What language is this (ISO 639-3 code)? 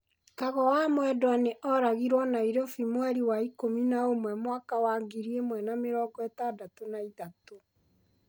kik